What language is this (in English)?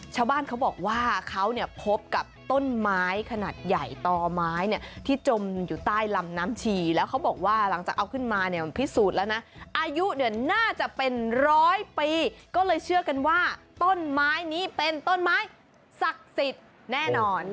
Thai